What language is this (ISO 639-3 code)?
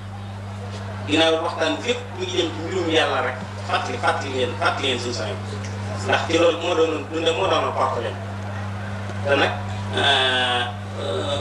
ara